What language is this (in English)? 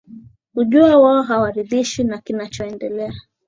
Swahili